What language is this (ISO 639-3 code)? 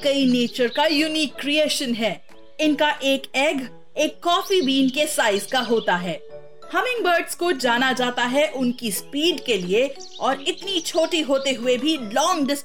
hin